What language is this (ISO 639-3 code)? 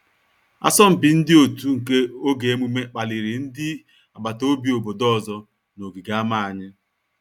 ibo